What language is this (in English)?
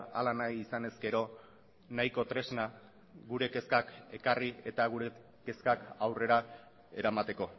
Basque